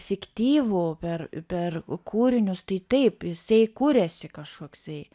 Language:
Lithuanian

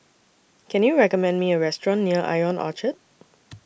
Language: English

